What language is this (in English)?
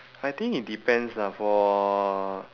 English